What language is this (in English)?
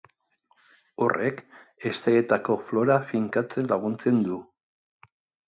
Basque